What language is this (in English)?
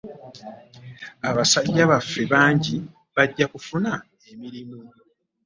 Ganda